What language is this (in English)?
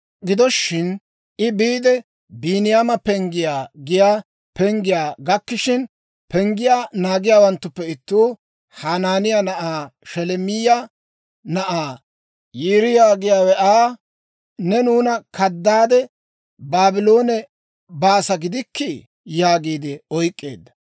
Dawro